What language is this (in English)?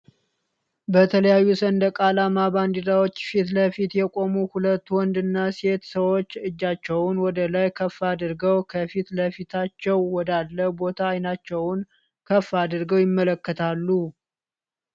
Amharic